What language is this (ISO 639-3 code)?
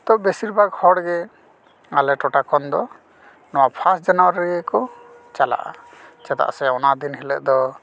sat